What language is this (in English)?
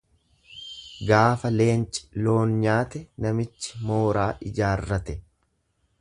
Oromo